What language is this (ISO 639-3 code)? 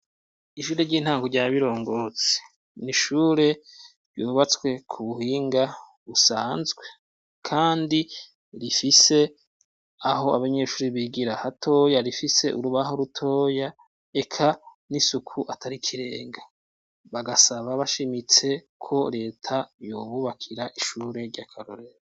run